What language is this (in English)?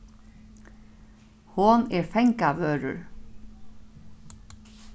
Faroese